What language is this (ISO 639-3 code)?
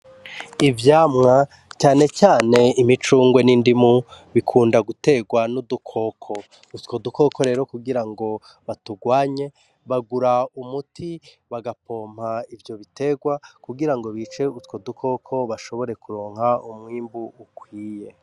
run